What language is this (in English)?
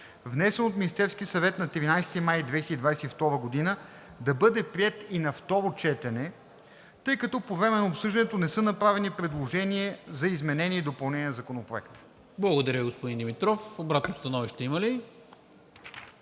Bulgarian